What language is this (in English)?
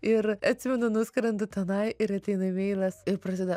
Lithuanian